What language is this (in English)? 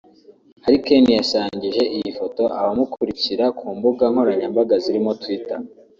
Kinyarwanda